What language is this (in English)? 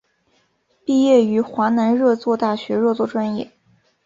Chinese